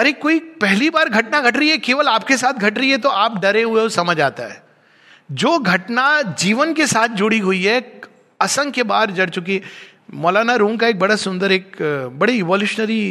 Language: Hindi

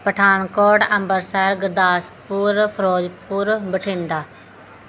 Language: Punjabi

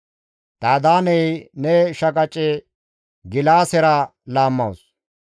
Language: Gamo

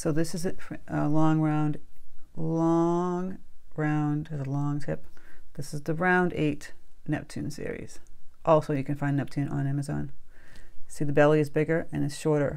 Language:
English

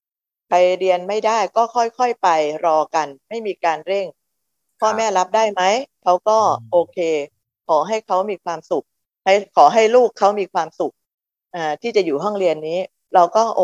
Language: Thai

